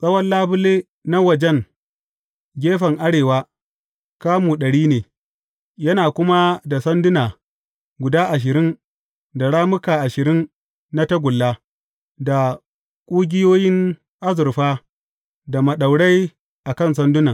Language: Hausa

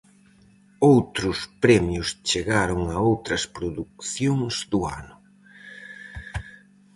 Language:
Galician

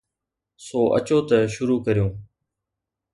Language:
Sindhi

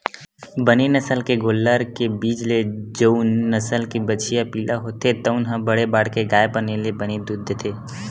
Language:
Chhattisgarhi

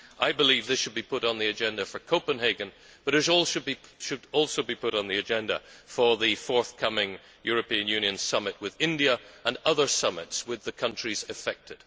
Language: English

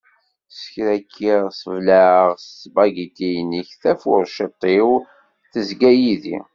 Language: Kabyle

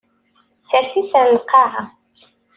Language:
Kabyle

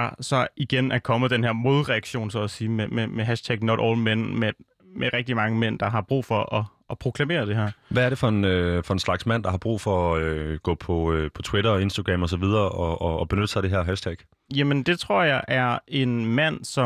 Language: Danish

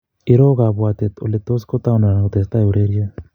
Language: Kalenjin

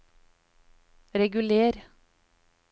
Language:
Norwegian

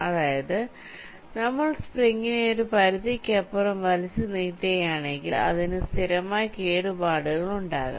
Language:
Malayalam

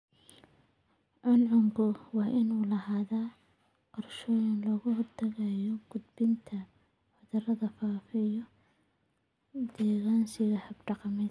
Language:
Somali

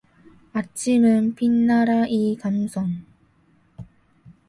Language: Korean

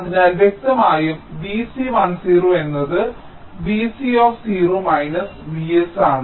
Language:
Malayalam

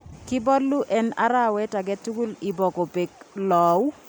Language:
Kalenjin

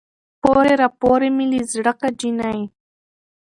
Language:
Pashto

